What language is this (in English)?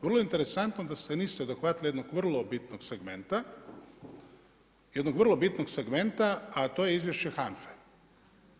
Croatian